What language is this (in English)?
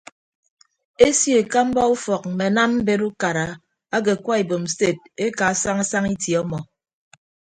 Ibibio